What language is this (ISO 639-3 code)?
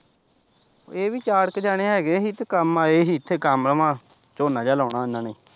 pan